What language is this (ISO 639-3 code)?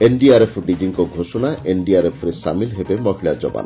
ori